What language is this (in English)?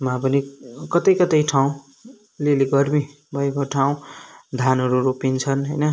Nepali